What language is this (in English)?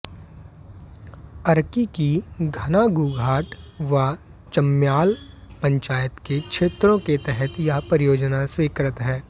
Hindi